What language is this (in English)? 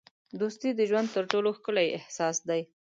Pashto